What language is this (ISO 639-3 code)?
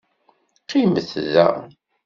kab